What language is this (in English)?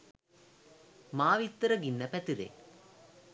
Sinhala